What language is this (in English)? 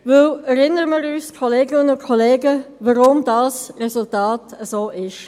Swiss German